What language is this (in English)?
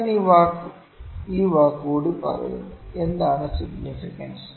Malayalam